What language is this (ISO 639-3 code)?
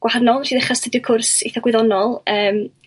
cym